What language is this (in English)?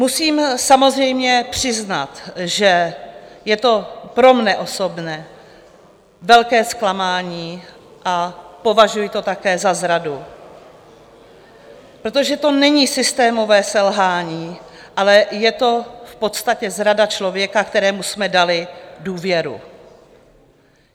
Czech